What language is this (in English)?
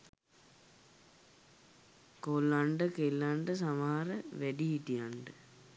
Sinhala